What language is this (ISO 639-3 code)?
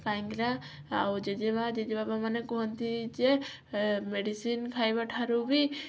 ori